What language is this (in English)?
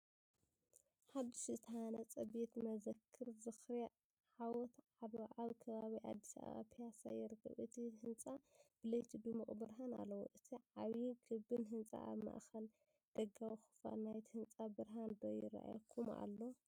Tigrinya